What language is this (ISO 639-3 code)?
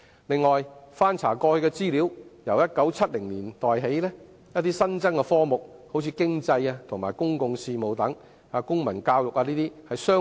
yue